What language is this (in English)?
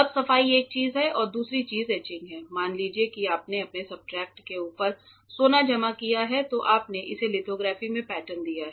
Hindi